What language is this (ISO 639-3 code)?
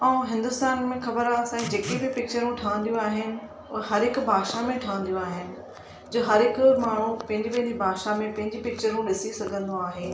snd